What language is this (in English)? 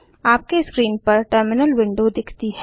Hindi